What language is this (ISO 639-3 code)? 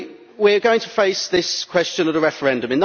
eng